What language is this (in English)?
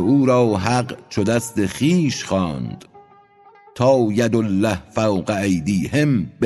Persian